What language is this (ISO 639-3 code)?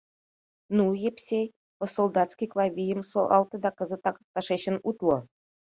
chm